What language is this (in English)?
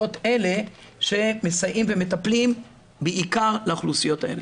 Hebrew